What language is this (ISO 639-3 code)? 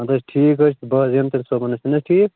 kas